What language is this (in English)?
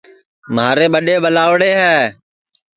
Sansi